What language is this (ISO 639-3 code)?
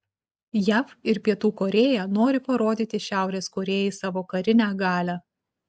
lit